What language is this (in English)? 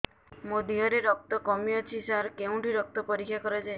Odia